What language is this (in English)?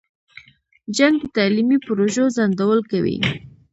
Pashto